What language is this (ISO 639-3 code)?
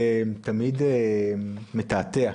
heb